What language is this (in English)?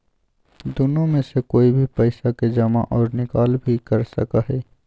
Magahi